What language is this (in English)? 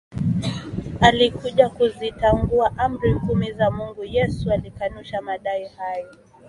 Swahili